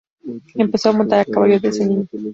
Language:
Spanish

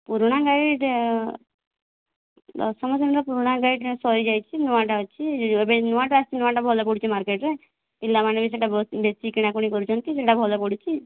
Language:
Odia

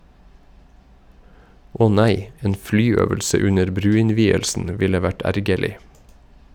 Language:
Norwegian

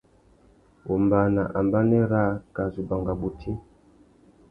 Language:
Tuki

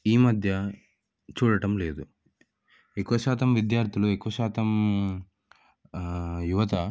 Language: Telugu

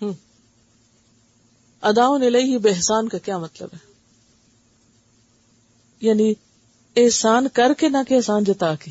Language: Urdu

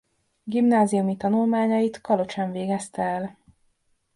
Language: Hungarian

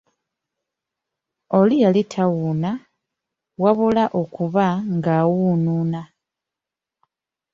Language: Ganda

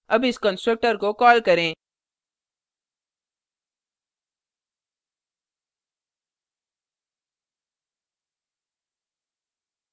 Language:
Hindi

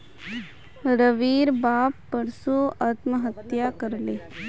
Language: Magahi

